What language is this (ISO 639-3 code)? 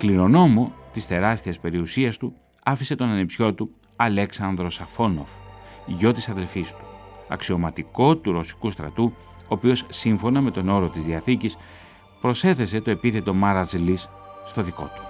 ell